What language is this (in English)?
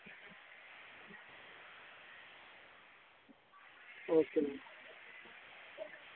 Dogri